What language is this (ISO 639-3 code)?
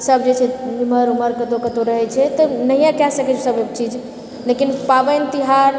mai